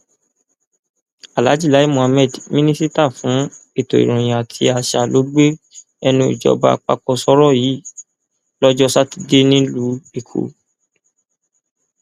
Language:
Yoruba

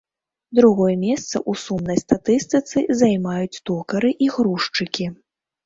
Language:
Belarusian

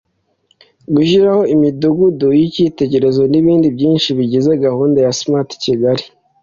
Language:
Kinyarwanda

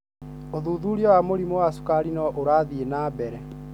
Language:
Kikuyu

